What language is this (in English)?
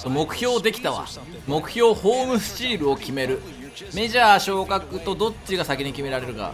Japanese